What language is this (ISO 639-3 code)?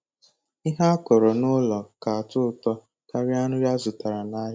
ibo